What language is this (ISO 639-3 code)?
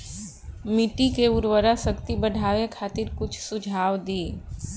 bho